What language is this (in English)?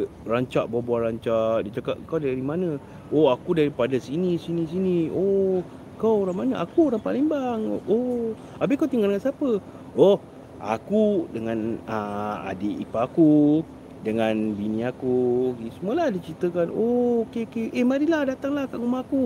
Malay